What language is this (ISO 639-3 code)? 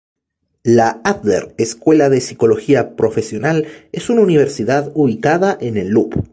spa